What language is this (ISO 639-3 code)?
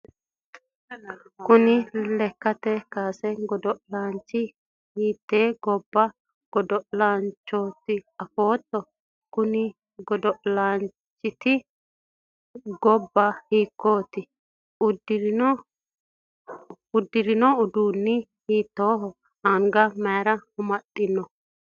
sid